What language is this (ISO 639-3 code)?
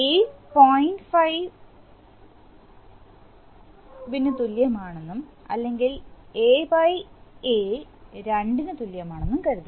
mal